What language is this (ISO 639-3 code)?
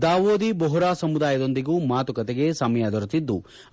kan